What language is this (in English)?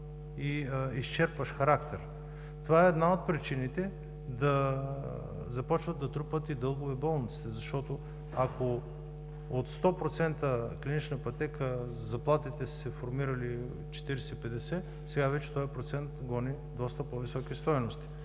Bulgarian